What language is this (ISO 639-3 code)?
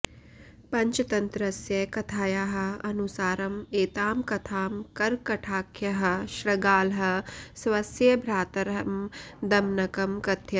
san